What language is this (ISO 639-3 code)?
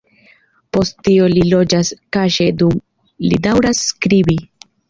epo